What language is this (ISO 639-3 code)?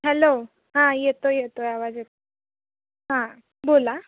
mar